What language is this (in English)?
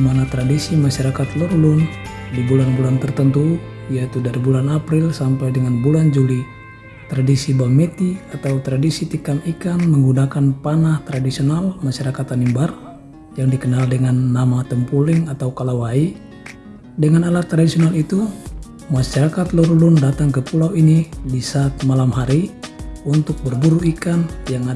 Indonesian